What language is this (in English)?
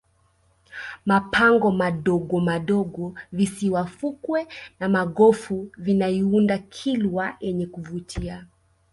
Swahili